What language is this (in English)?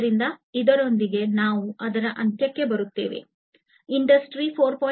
Kannada